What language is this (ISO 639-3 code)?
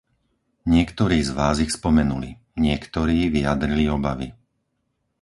slk